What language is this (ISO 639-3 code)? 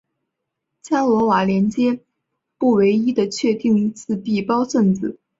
zho